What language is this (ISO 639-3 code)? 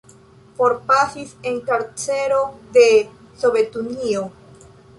epo